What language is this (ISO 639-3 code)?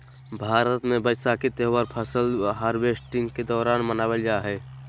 mag